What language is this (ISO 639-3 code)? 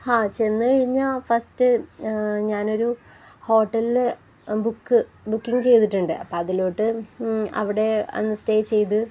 mal